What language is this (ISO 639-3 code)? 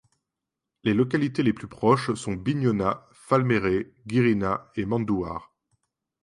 fra